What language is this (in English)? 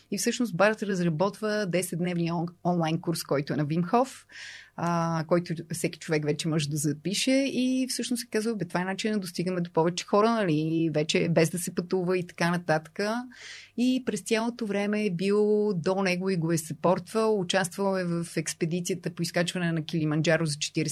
Bulgarian